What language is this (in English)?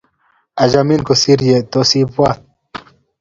Kalenjin